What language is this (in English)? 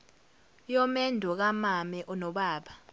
Zulu